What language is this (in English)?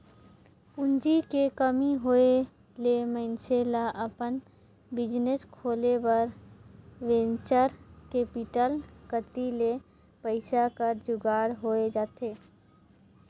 Chhattisgarhi